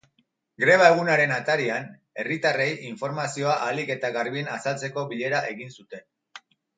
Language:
Basque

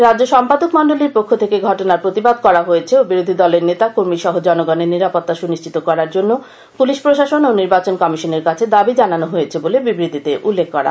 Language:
Bangla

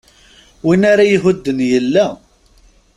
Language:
Kabyle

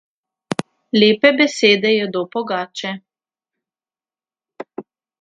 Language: Slovenian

